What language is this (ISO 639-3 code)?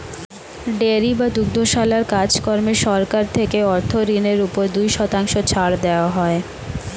ben